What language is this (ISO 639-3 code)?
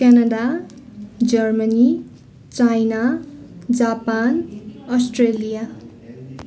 nep